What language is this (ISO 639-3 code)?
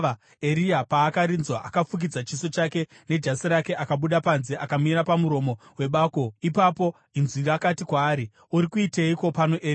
sna